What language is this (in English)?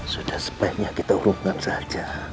Indonesian